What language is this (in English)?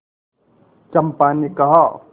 Hindi